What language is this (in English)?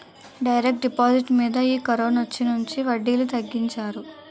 Telugu